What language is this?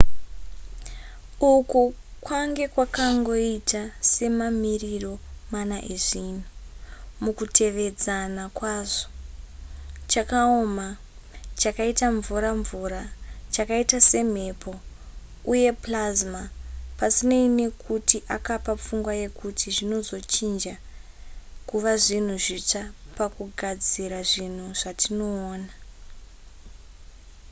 Shona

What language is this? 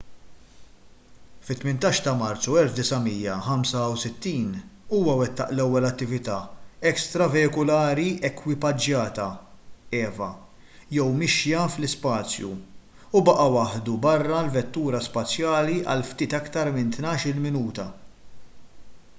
Maltese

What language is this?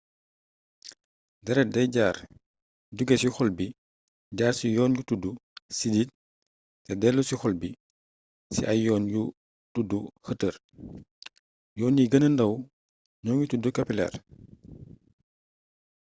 Wolof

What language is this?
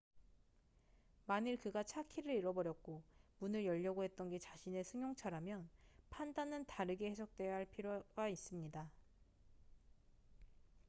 Korean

